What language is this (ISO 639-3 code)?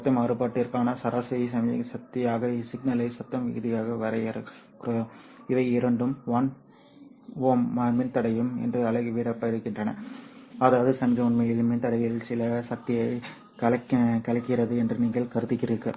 tam